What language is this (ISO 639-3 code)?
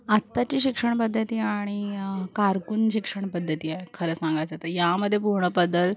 mar